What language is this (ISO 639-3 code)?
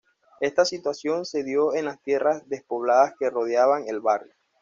spa